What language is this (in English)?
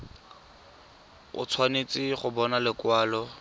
Tswana